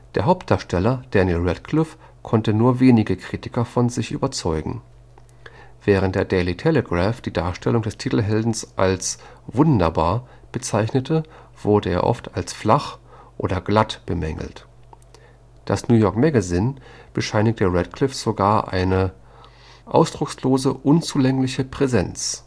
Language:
German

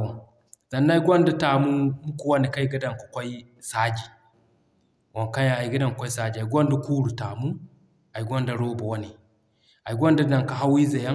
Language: Zarma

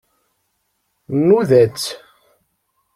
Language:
Kabyle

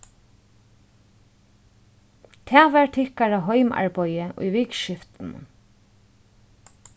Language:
Faroese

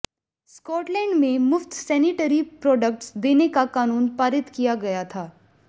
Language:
Hindi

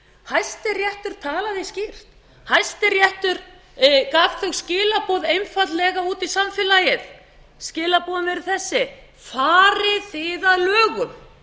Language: Icelandic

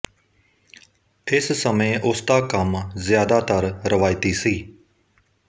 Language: Punjabi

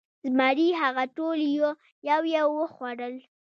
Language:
Pashto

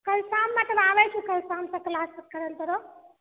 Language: Maithili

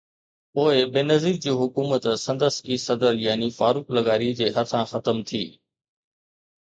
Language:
Sindhi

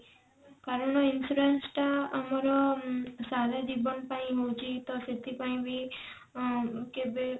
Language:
Odia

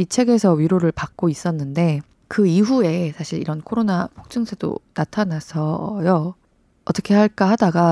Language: Korean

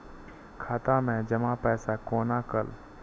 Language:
Maithili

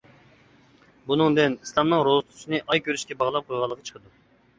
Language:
Uyghur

